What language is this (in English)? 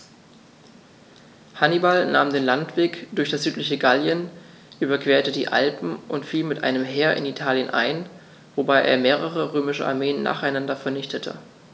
German